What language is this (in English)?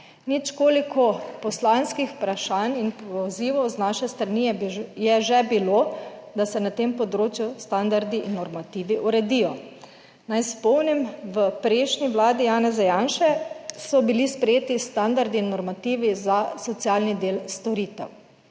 Slovenian